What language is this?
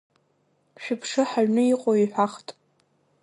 Abkhazian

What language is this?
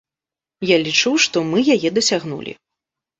Belarusian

